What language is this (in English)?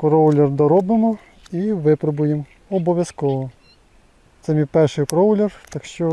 Russian